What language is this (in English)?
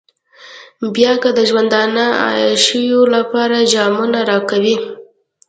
Pashto